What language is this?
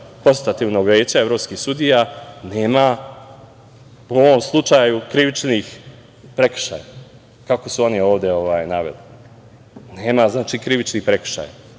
Serbian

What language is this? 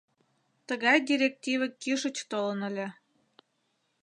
Mari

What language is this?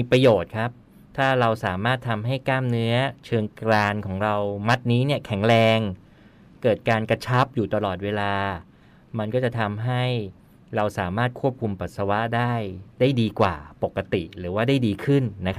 Thai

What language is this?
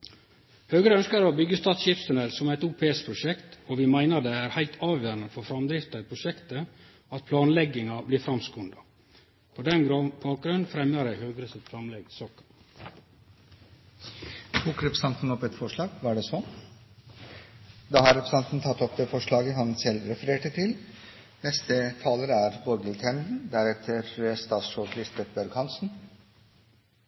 Norwegian Nynorsk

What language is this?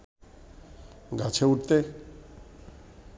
Bangla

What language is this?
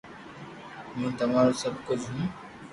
Loarki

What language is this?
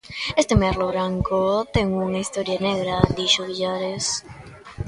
Galician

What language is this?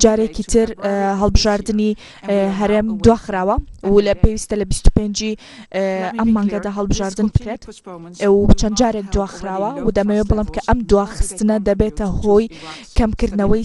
Arabic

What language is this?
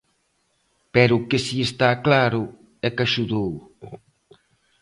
Galician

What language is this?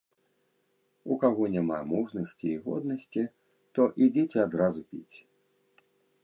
Belarusian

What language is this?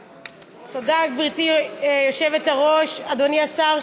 Hebrew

